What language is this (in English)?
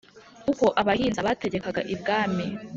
Kinyarwanda